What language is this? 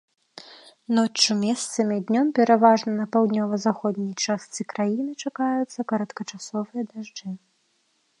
Belarusian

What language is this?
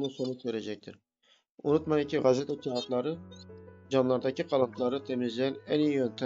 Turkish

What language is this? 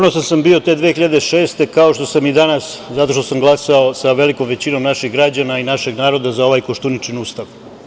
Serbian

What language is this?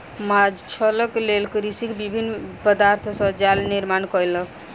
Maithili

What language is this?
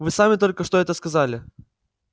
Russian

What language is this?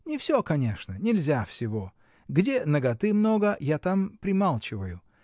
Russian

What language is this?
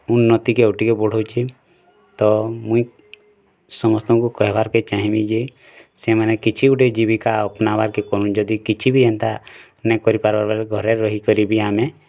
Odia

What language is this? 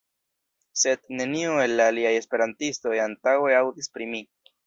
Esperanto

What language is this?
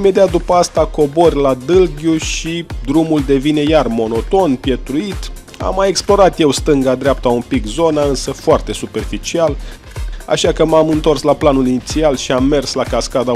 Romanian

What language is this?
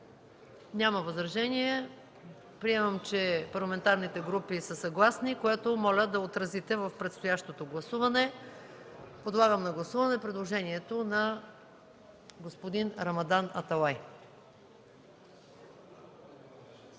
Bulgarian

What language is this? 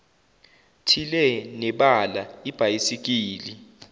Zulu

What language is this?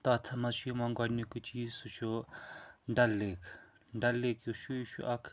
Kashmiri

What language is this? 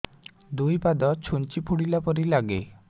Odia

